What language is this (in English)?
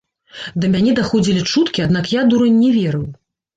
Belarusian